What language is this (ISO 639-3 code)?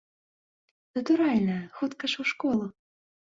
bel